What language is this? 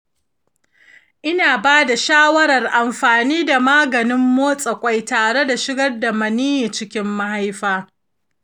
Hausa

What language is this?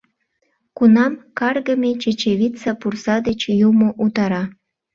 Mari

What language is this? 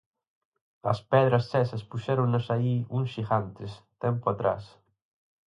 Galician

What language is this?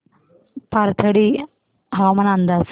Marathi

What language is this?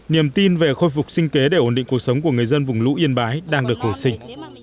Vietnamese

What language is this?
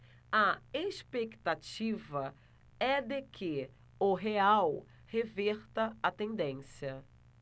Portuguese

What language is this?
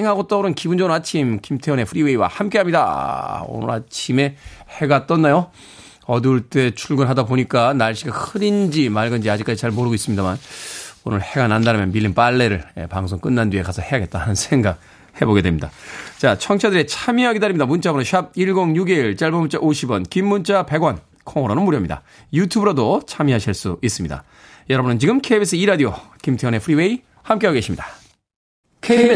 Korean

